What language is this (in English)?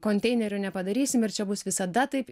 Lithuanian